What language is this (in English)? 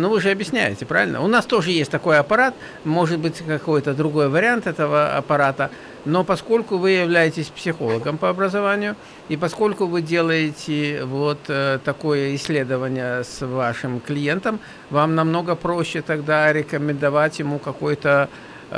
Russian